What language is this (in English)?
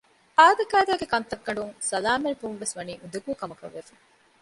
Divehi